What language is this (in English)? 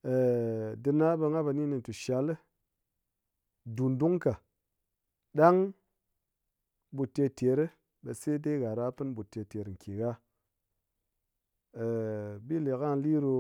Ngas